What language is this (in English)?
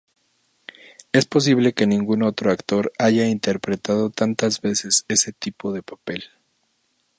Spanish